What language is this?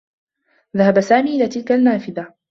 Arabic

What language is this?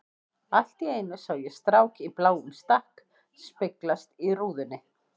Icelandic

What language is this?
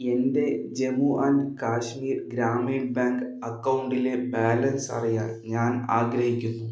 Malayalam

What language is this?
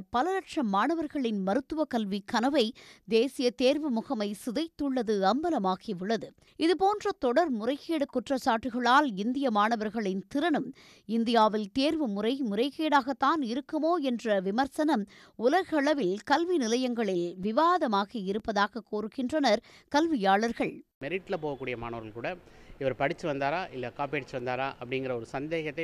Tamil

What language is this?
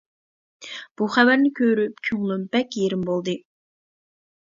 Uyghur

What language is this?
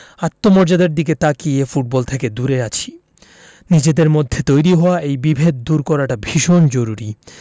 Bangla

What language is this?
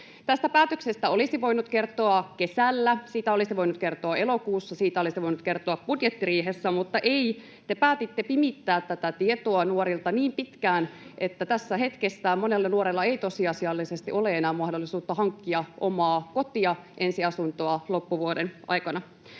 Finnish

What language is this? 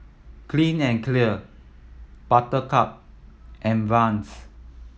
English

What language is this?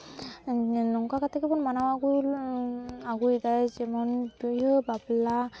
Santali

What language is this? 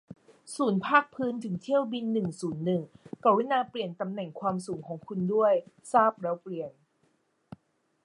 Thai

